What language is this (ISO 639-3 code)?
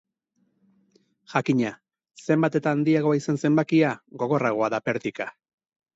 eus